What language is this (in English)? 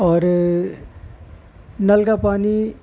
Urdu